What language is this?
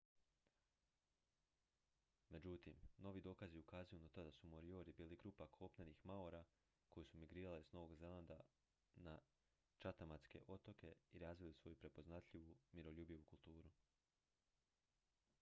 Croatian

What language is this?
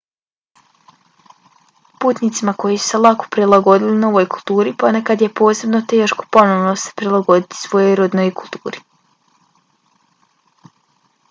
Bosnian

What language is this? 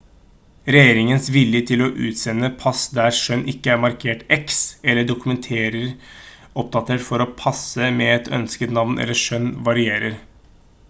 Norwegian Bokmål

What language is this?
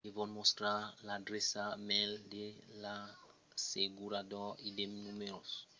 Occitan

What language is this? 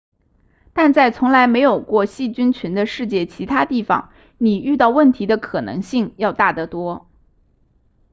Chinese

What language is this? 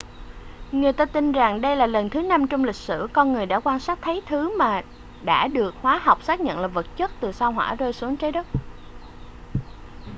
Vietnamese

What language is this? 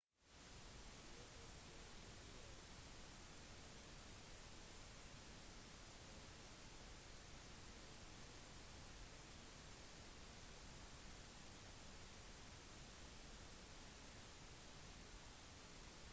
Norwegian Bokmål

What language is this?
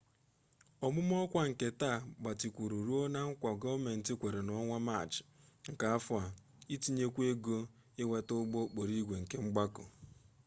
Igbo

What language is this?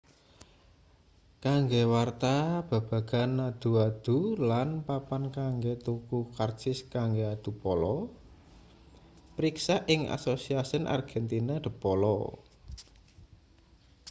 Javanese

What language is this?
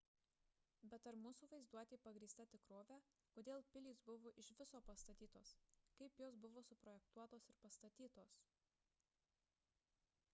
Lithuanian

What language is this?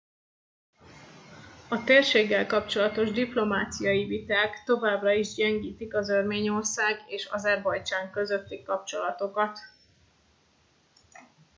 Hungarian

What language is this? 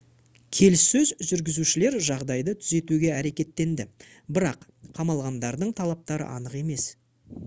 Kazakh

